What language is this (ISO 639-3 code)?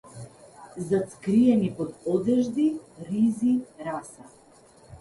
mkd